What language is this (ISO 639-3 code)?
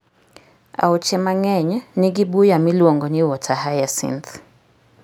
luo